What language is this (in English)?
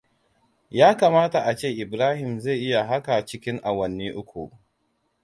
Hausa